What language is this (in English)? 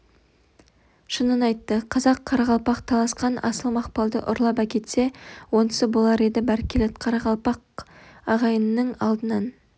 Kazakh